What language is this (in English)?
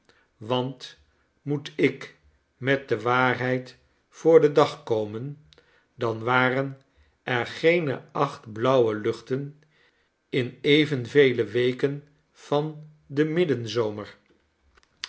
Dutch